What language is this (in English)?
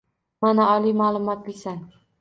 Uzbek